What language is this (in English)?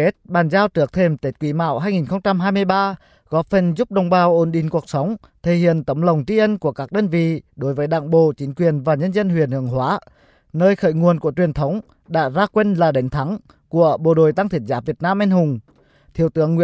Vietnamese